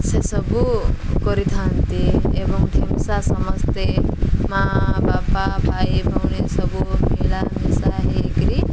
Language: Odia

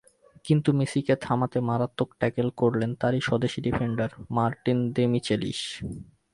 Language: Bangla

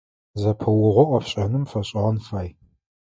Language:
Adyghe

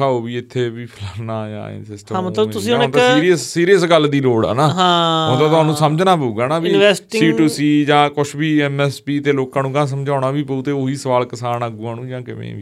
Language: Punjabi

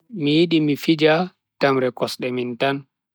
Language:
Bagirmi Fulfulde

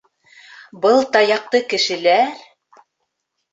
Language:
Bashkir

